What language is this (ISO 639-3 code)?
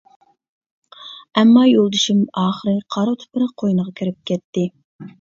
uig